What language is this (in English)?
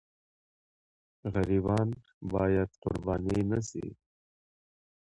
Pashto